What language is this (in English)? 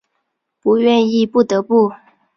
Chinese